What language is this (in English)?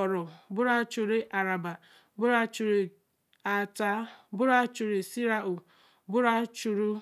Eleme